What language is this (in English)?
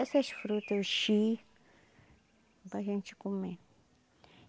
Portuguese